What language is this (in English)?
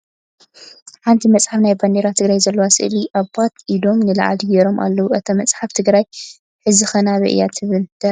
Tigrinya